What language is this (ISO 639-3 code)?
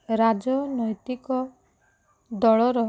ori